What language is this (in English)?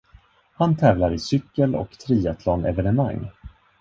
Swedish